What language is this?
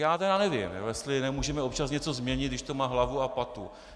Czech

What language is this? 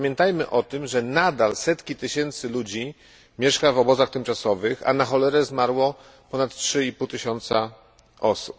Polish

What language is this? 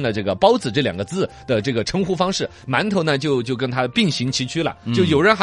Chinese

